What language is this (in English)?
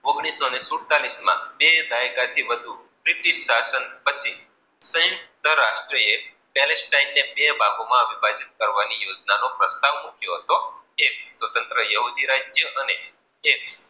Gujarati